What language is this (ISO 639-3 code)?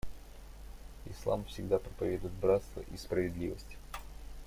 rus